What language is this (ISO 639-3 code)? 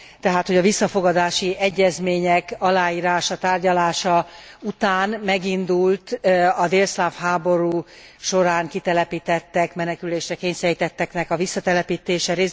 hun